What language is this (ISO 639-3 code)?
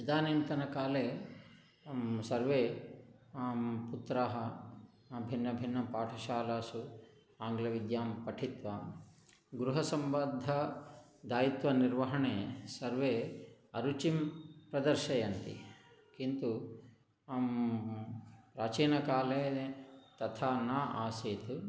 san